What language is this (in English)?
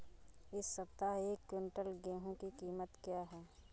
Hindi